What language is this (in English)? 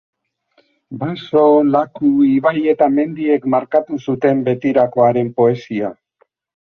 Basque